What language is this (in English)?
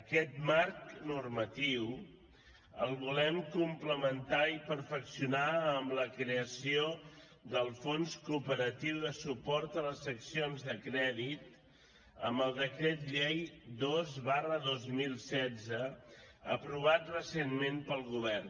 Catalan